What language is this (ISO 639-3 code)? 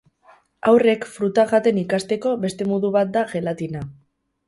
eus